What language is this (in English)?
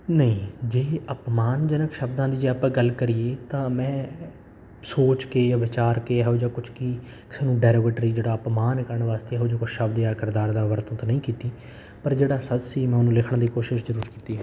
Punjabi